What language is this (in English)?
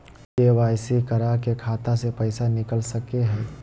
Magahi